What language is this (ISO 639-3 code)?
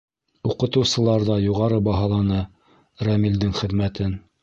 bak